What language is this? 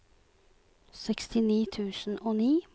Norwegian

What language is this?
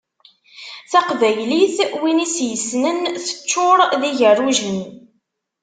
Kabyle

